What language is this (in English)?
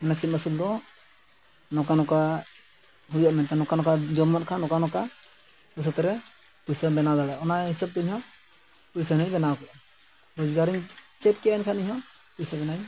Santali